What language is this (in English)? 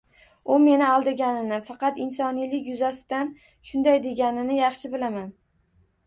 Uzbek